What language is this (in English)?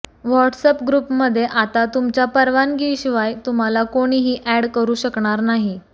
Marathi